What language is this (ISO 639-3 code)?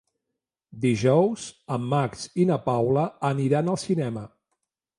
cat